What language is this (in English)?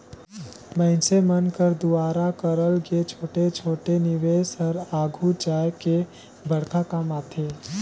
Chhattisgarhi